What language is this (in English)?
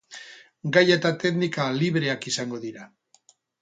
Basque